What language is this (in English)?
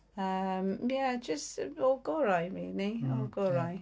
Welsh